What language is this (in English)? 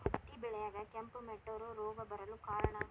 Kannada